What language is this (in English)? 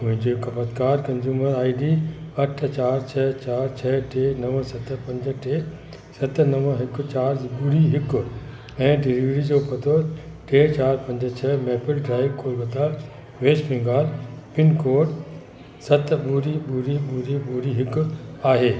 Sindhi